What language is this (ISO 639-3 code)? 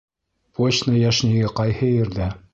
bak